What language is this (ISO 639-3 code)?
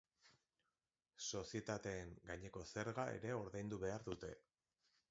eus